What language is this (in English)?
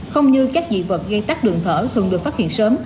Vietnamese